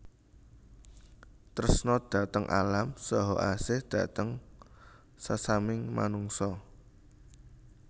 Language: Javanese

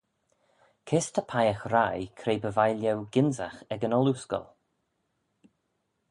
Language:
Manx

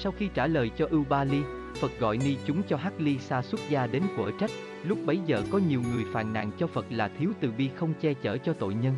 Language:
Vietnamese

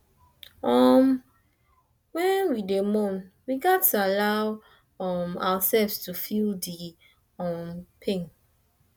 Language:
Nigerian Pidgin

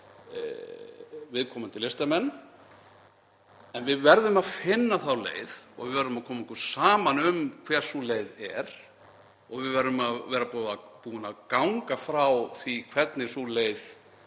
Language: Icelandic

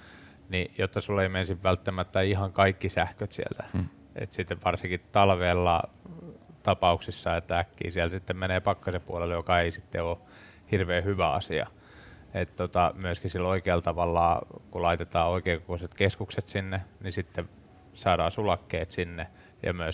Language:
Finnish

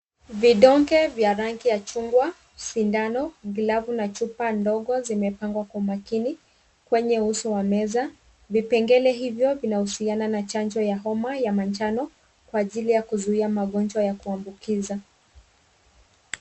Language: Swahili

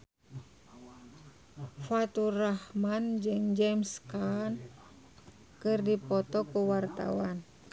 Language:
Sundanese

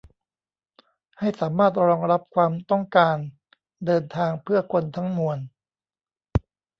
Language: Thai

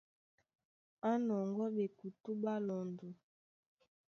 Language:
Duala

